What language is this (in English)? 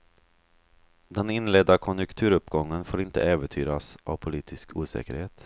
Swedish